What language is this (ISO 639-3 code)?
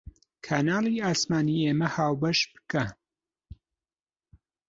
ckb